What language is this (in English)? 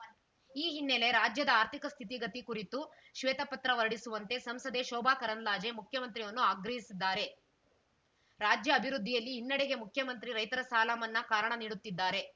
Kannada